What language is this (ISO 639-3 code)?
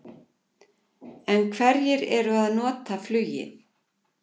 isl